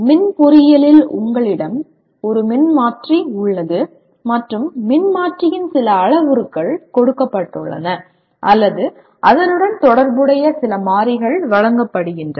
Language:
Tamil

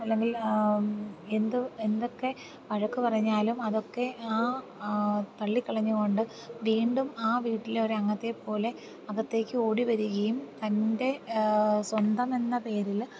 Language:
Malayalam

